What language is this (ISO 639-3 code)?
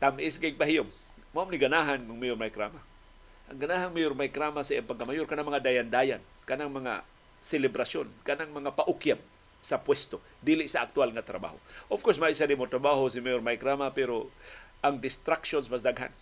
fil